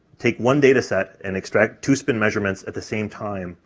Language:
English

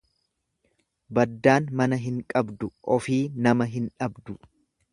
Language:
Oromo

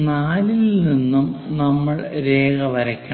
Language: Malayalam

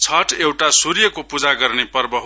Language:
Nepali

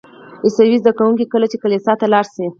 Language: Pashto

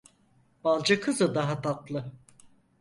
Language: Turkish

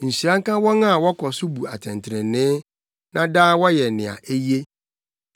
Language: Akan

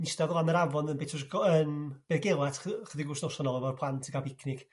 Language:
Welsh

